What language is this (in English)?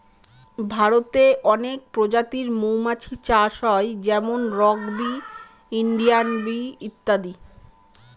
Bangla